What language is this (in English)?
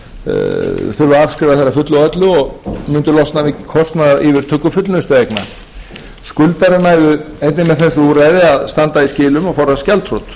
Icelandic